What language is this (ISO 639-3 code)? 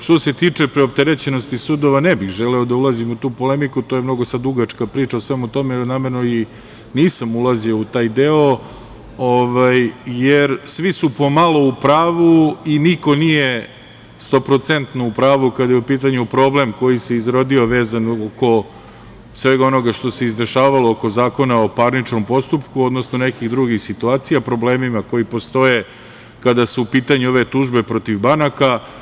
srp